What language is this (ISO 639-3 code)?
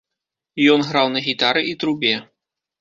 bel